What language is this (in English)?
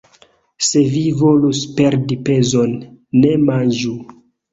Esperanto